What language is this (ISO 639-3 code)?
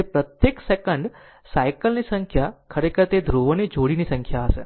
guj